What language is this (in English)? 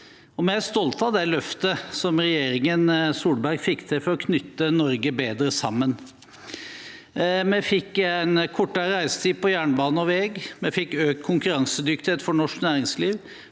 Norwegian